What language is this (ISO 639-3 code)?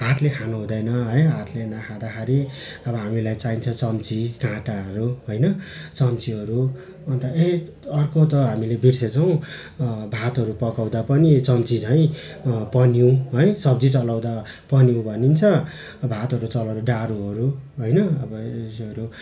nep